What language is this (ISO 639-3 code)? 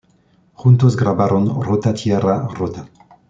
spa